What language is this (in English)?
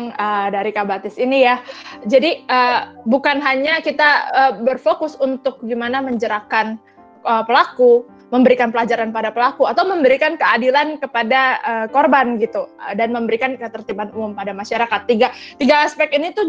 Indonesian